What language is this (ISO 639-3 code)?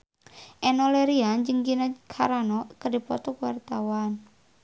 sun